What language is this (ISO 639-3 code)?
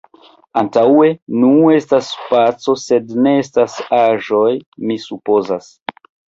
epo